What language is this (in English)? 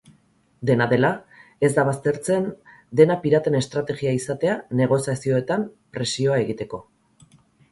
Basque